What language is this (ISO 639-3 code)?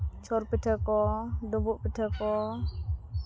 sat